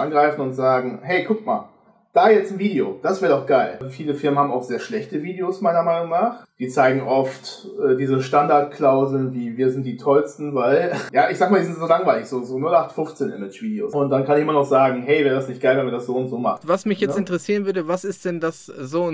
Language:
German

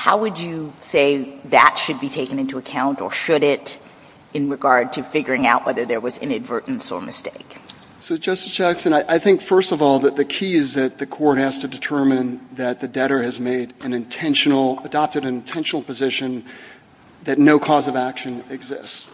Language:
English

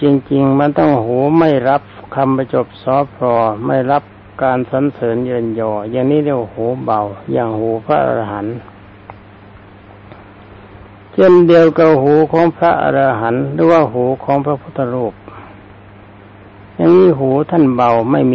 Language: Thai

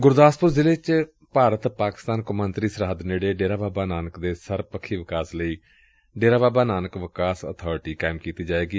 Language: Punjabi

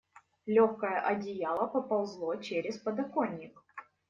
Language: Russian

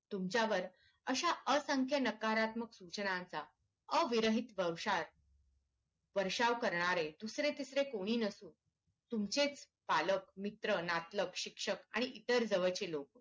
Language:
Marathi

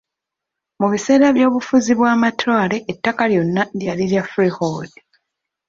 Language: Ganda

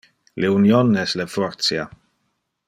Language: Interlingua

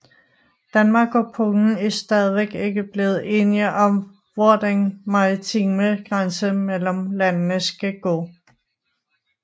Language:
Danish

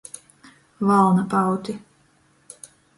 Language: Latgalian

